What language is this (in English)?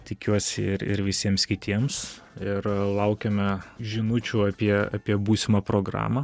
Lithuanian